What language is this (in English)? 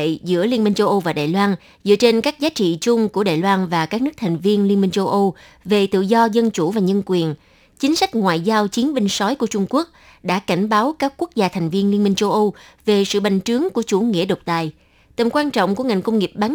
Vietnamese